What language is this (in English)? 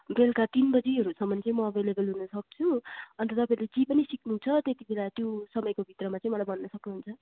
Nepali